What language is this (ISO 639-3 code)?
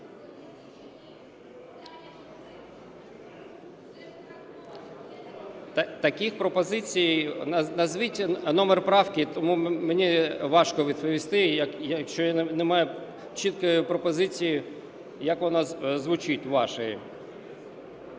ukr